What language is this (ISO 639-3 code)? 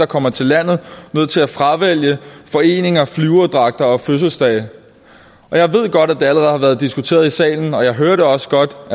dan